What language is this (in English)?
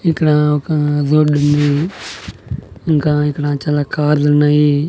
Telugu